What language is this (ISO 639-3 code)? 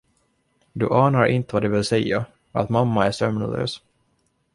swe